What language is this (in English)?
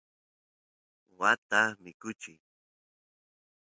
Santiago del Estero Quichua